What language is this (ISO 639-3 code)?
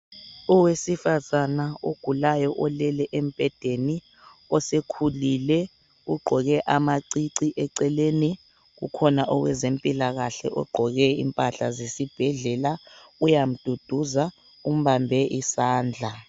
nde